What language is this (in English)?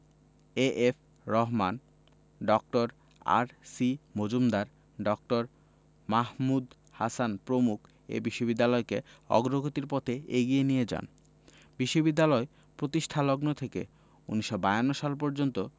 Bangla